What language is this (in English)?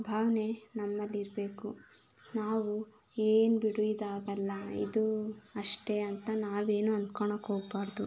Kannada